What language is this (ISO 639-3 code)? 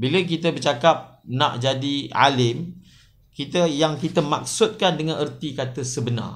msa